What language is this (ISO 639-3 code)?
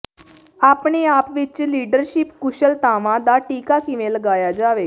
pan